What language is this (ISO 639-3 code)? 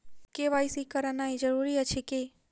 mai